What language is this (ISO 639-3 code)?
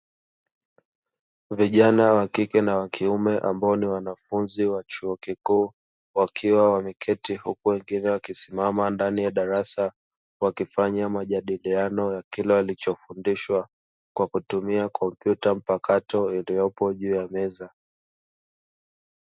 swa